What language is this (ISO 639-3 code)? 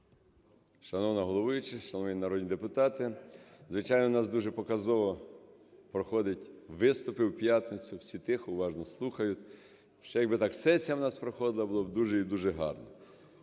ukr